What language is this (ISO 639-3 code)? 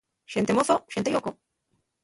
ast